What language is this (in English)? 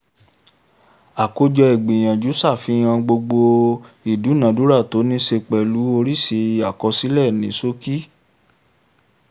Yoruba